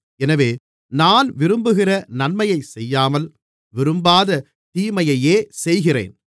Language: Tamil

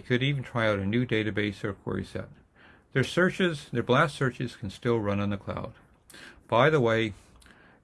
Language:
English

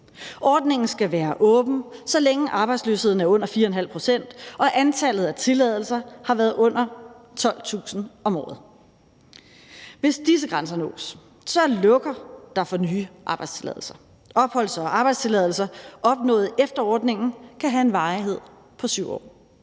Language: Danish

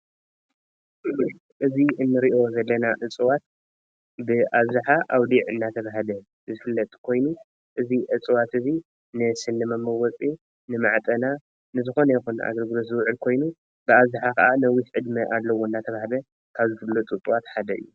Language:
Tigrinya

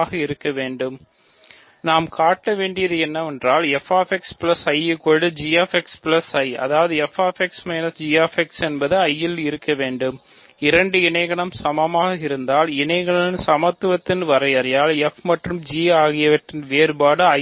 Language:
Tamil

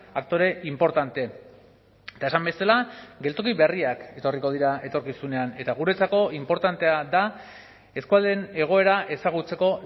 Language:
Basque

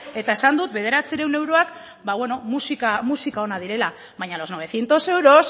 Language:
Basque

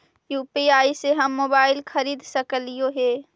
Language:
Magahi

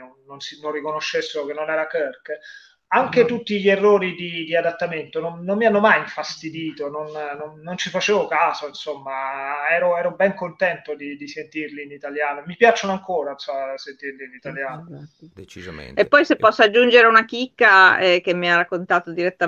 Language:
Italian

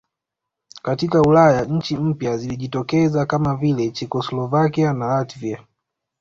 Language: Swahili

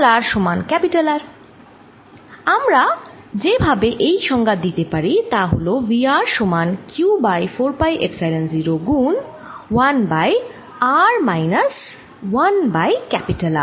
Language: Bangla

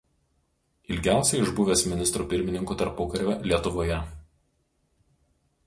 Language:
Lithuanian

